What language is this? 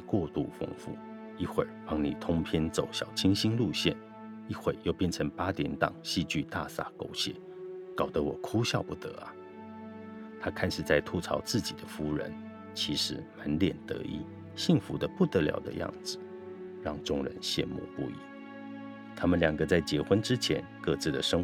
Chinese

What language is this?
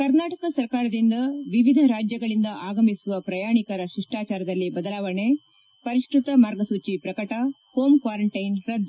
Kannada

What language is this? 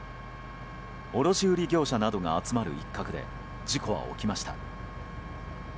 Japanese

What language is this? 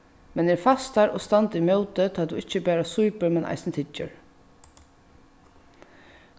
Faroese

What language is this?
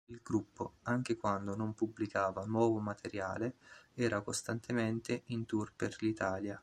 Italian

